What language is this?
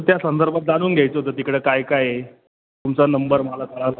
Marathi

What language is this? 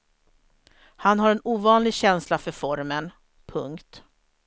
Swedish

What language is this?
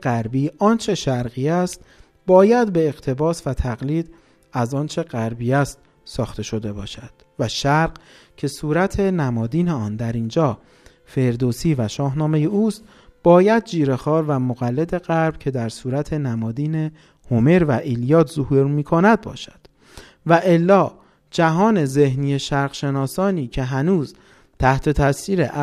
Persian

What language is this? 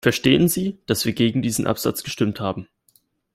German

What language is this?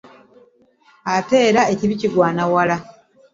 Ganda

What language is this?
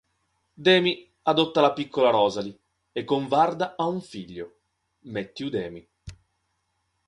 Italian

